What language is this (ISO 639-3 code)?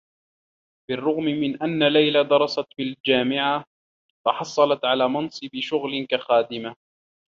ara